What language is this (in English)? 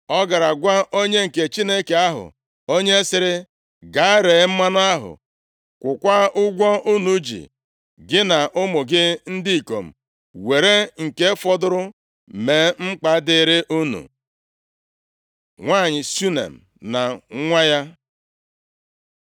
Igbo